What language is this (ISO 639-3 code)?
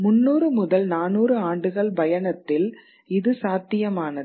tam